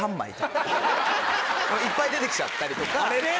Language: Japanese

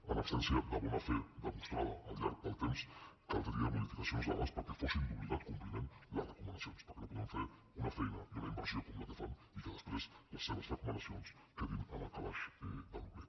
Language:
Catalan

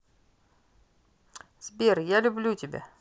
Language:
Russian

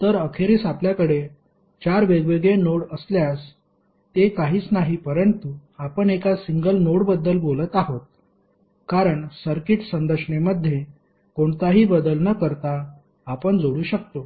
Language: Marathi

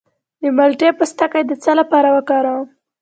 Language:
Pashto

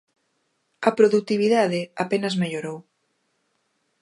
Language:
Galician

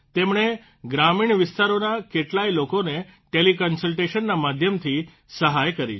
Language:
Gujarati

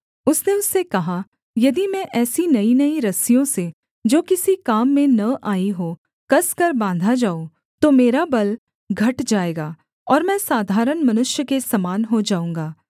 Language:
Hindi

